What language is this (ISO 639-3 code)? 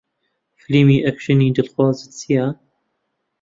ckb